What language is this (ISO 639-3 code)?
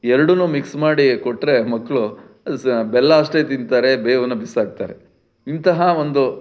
kan